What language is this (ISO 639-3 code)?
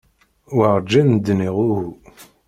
kab